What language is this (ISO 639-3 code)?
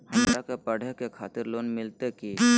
mag